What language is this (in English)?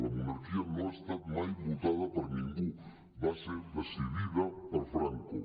Catalan